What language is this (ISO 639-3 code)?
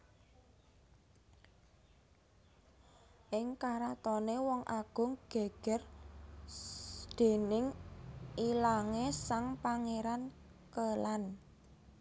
jav